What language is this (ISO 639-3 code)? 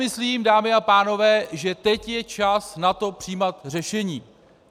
ces